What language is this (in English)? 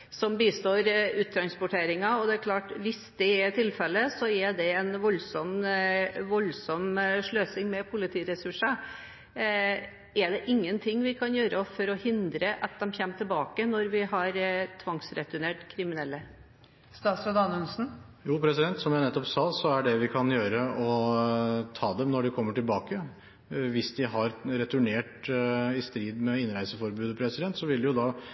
Norwegian Bokmål